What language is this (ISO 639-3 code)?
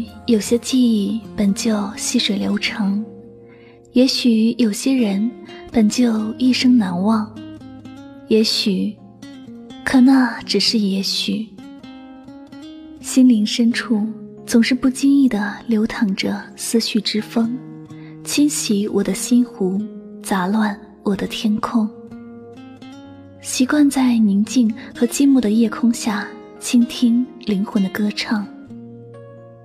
zho